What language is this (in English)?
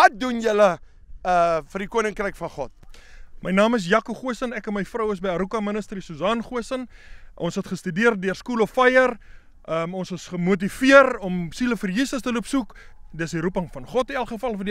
Dutch